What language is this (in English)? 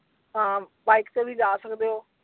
Punjabi